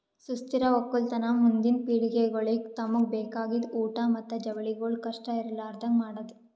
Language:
Kannada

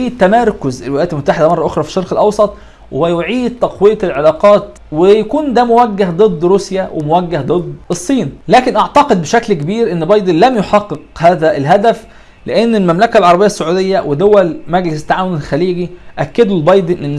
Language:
Arabic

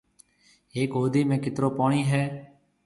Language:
Marwari (Pakistan)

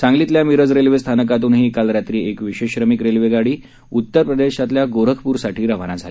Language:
Marathi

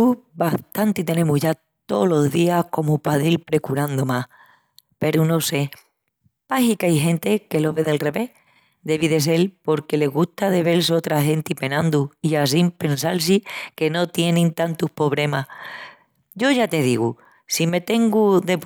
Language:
Extremaduran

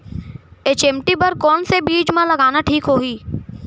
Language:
Chhattisgarhi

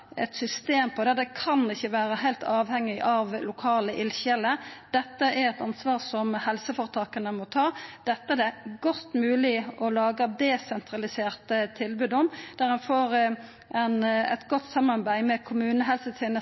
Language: Norwegian Nynorsk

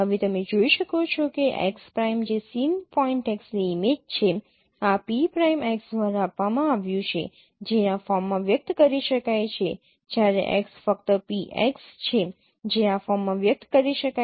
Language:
Gujarati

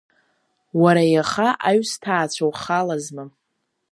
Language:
Abkhazian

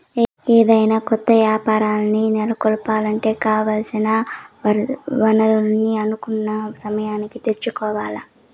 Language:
Telugu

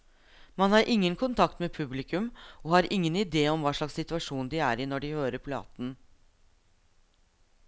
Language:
Norwegian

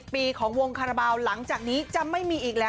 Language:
Thai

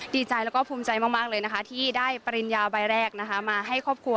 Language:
Thai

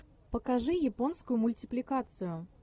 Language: Russian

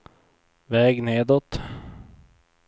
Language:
Swedish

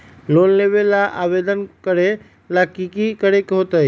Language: Magahi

